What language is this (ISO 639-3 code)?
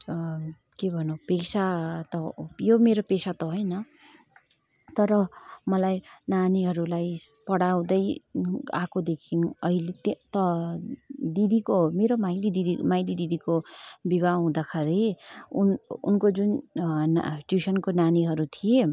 nep